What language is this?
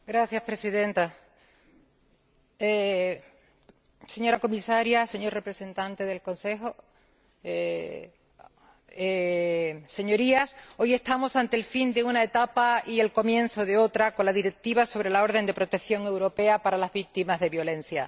Spanish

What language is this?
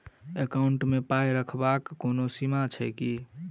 Maithili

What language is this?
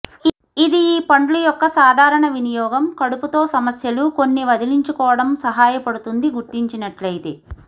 Telugu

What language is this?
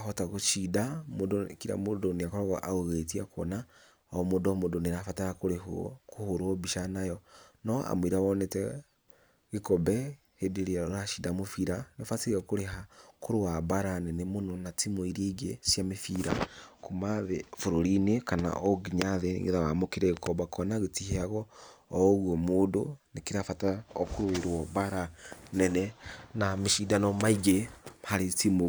Kikuyu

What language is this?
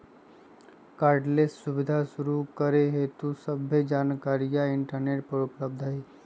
Magahi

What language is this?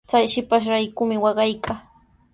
Sihuas Ancash Quechua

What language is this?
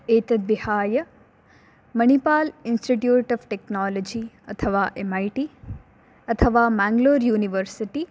Sanskrit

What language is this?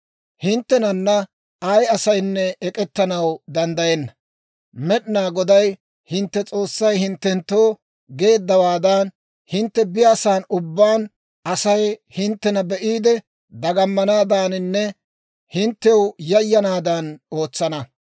Dawro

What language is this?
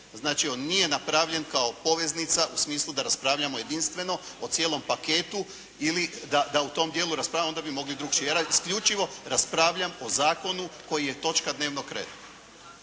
Croatian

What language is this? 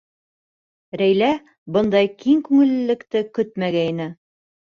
Bashkir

